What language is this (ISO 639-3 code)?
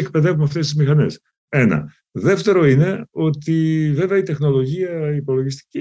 ell